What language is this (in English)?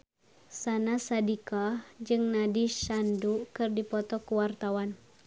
Sundanese